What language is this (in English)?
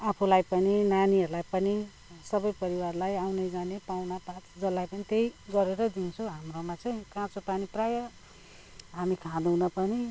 Nepali